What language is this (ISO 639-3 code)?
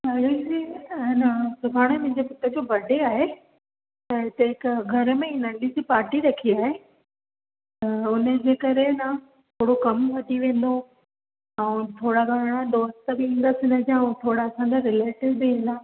snd